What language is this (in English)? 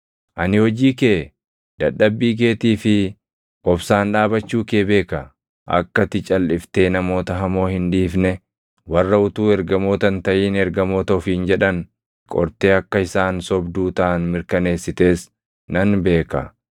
Oromo